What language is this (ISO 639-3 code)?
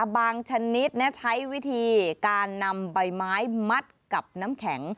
tha